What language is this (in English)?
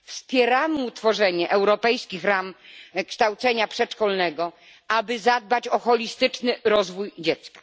Polish